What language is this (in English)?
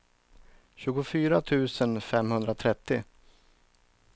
Swedish